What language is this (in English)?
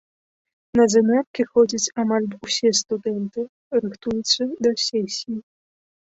Belarusian